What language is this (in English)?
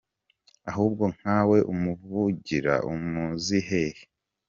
Kinyarwanda